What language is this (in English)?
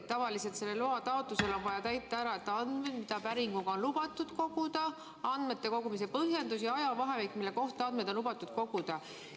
Estonian